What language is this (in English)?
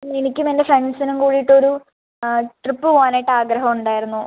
Malayalam